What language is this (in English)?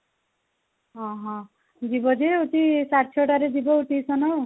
Odia